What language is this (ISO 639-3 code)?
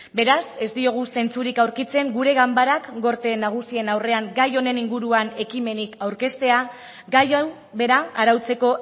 eus